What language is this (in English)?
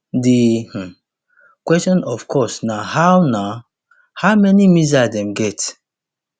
Nigerian Pidgin